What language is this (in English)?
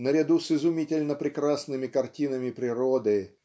Russian